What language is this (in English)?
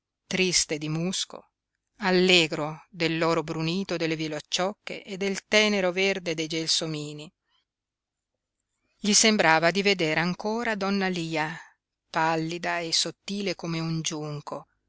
Italian